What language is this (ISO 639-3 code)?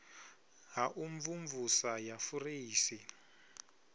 ven